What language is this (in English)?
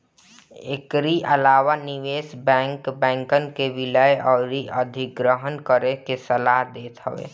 Bhojpuri